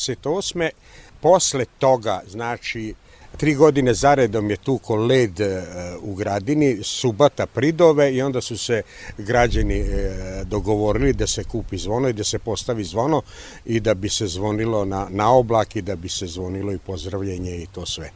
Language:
Croatian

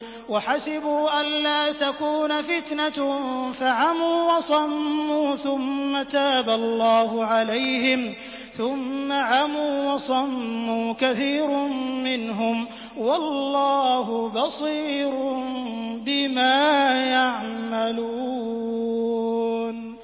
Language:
Arabic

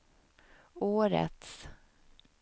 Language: Swedish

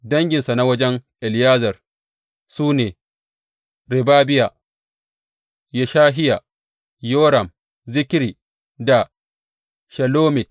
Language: Hausa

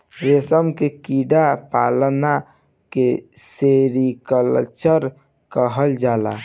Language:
Bhojpuri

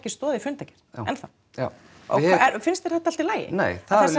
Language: Icelandic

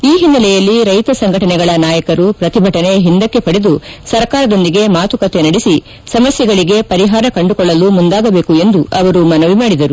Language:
Kannada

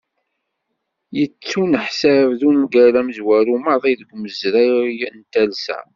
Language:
Kabyle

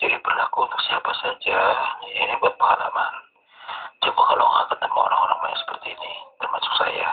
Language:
Indonesian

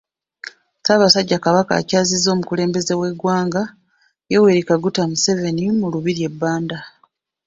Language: Ganda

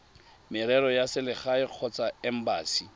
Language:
Tswana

